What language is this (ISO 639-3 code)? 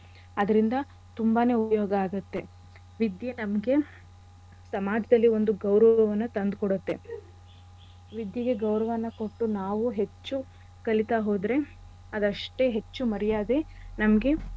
kan